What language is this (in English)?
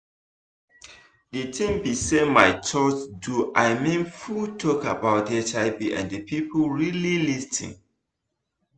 Nigerian Pidgin